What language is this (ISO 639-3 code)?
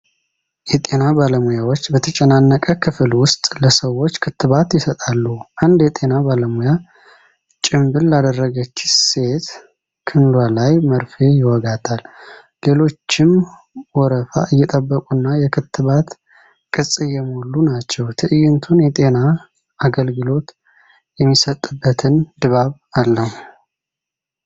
amh